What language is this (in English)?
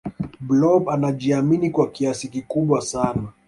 Swahili